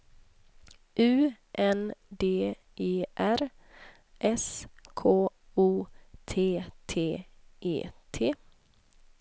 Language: Swedish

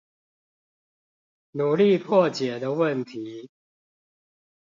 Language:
Chinese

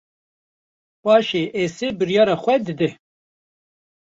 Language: Kurdish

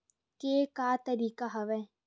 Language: Chhattisgarhi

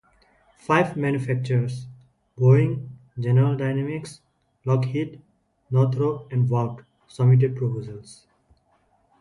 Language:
English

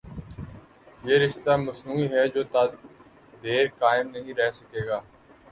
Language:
Urdu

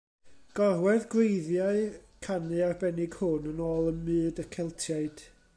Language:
Welsh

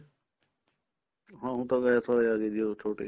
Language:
Punjabi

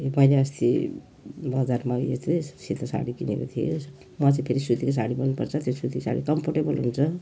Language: Nepali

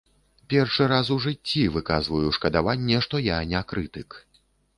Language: Belarusian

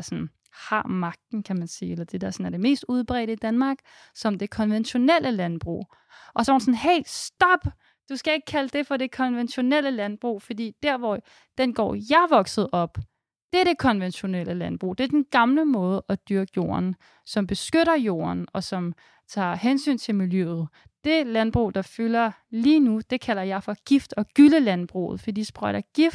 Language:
Danish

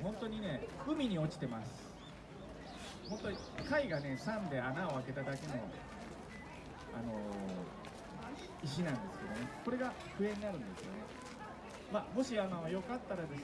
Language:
Japanese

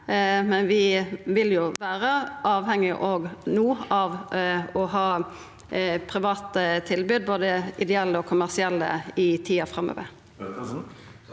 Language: Norwegian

